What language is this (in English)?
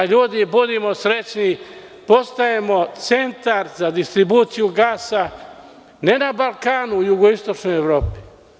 Serbian